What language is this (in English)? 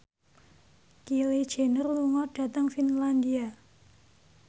Javanese